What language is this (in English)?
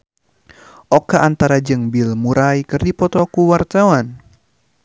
Sundanese